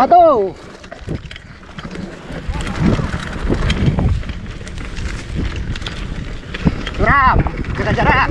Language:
Indonesian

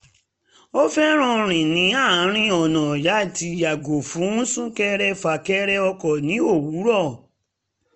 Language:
Yoruba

